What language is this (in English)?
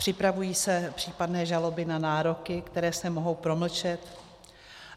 Czech